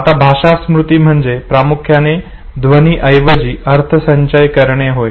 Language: Marathi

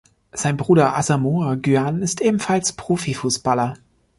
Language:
German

